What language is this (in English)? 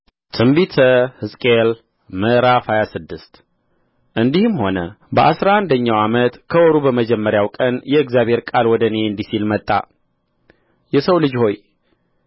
Amharic